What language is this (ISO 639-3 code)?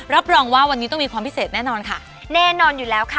tha